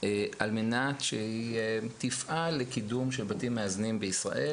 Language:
Hebrew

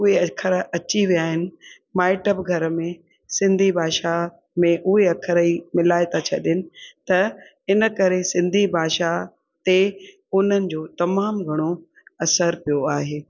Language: Sindhi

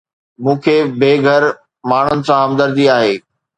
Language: Sindhi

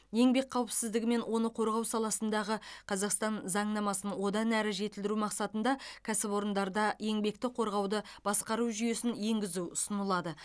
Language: Kazakh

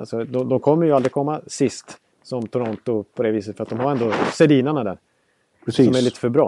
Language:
Swedish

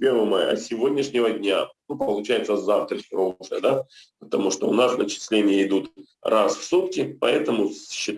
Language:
Russian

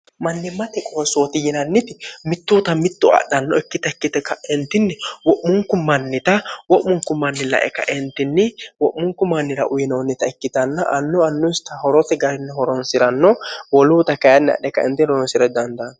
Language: Sidamo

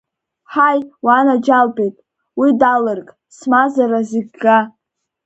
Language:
Abkhazian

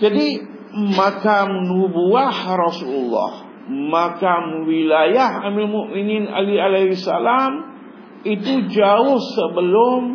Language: Malay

